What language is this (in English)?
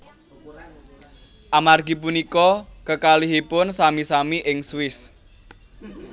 Javanese